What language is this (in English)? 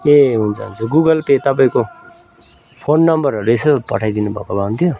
Nepali